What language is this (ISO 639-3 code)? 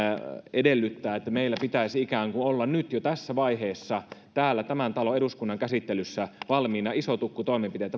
fin